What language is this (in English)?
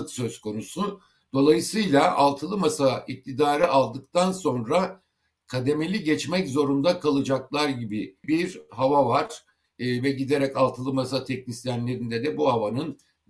Turkish